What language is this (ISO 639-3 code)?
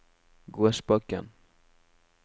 nor